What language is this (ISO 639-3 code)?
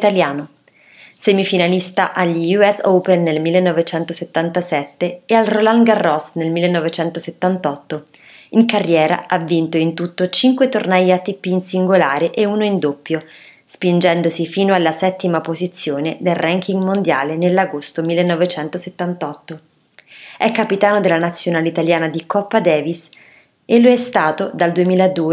ita